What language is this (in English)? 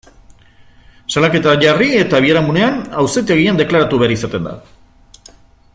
Basque